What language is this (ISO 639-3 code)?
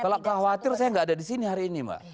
ind